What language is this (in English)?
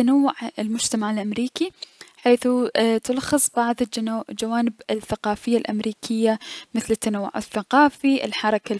Mesopotamian Arabic